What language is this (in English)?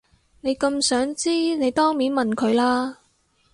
Cantonese